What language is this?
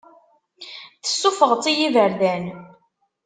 Kabyle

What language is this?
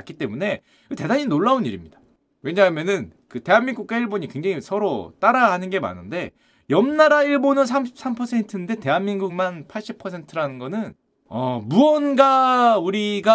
Korean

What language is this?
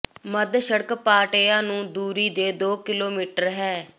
Punjabi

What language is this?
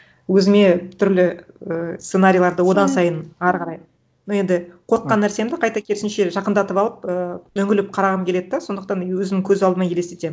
Kazakh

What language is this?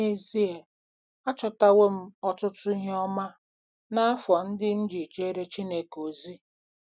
Igbo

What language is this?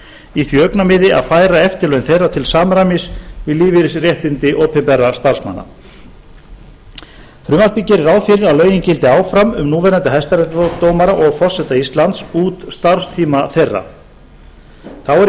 Icelandic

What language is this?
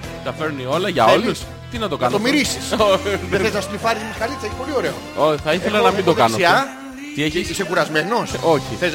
Greek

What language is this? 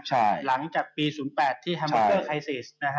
Thai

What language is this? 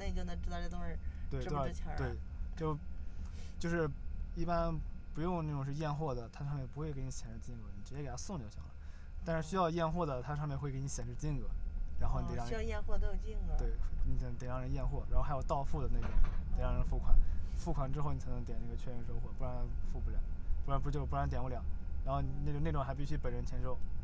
Chinese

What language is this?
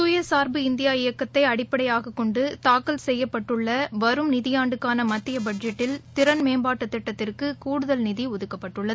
Tamil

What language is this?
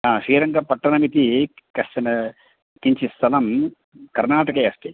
Sanskrit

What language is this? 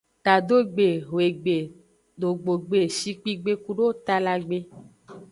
Aja (Benin)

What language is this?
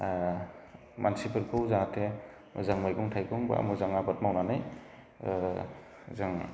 Bodo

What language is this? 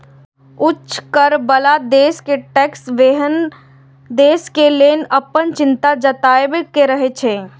Maithili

